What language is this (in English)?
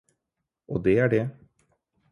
Norwegian Bokmål